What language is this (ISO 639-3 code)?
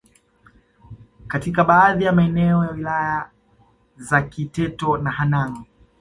swa